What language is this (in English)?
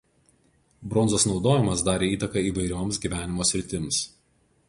Lithuanian